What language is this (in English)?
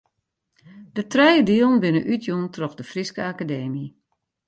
Western Frisian